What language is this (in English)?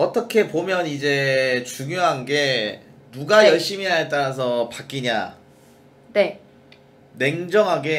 Korean